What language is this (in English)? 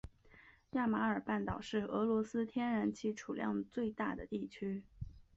Chinese